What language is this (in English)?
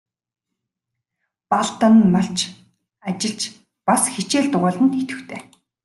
Mongolian